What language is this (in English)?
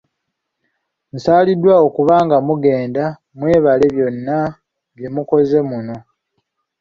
Ganda